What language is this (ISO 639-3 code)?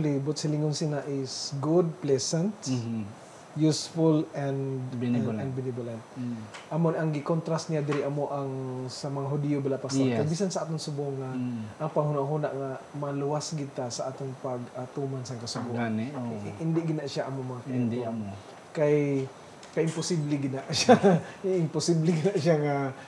fil